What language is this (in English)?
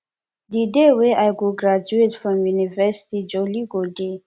Nigerian Pidgin